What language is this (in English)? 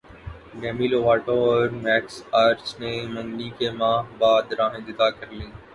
Urdu